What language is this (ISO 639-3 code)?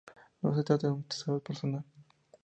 spa